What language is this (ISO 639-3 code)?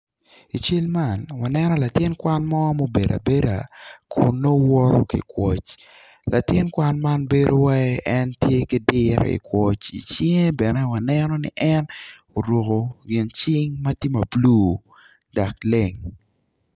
ach